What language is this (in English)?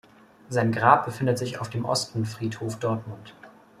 German